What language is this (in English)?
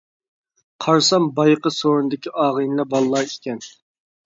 Uyghur